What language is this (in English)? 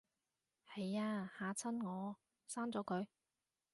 Cantonese